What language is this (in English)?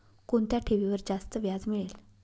Marathi